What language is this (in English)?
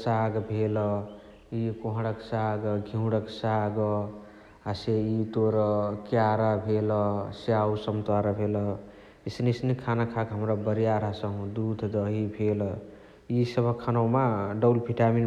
Chitwania Tharu